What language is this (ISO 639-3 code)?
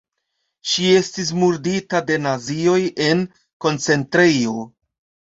epo